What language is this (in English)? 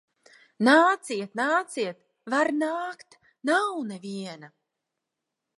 Latvian